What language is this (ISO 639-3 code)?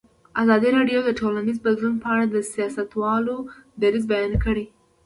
pus